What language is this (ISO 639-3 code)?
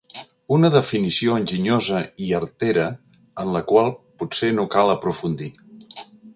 cat